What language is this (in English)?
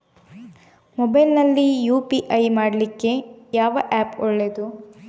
Kannada